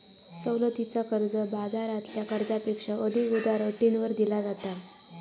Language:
Marathi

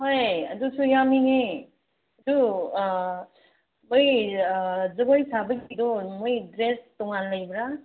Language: Manipuri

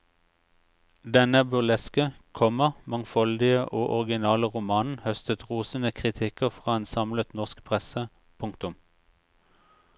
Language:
Norwegian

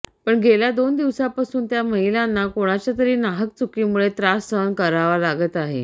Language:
Marathi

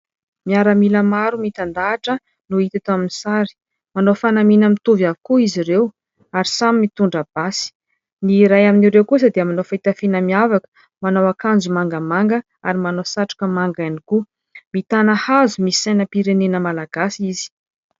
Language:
Malagasy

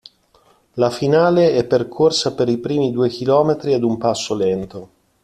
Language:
Italian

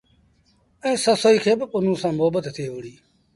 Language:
Sindhi Bhil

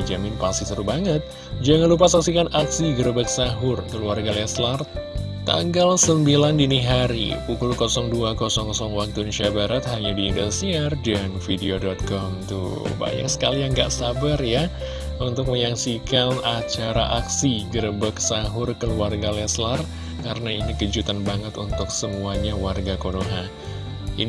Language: Indonesian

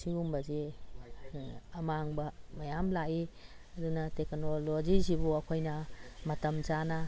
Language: Manipuri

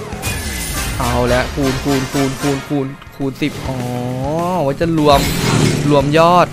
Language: Thai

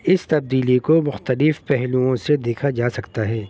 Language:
Urdu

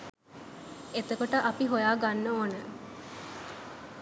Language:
Sinhala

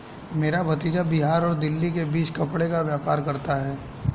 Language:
Hindi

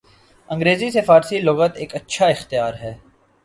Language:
Urdu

